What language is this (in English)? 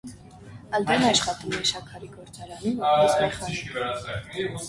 Armenian